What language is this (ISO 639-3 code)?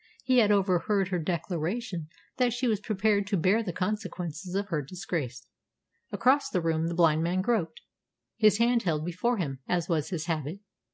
eng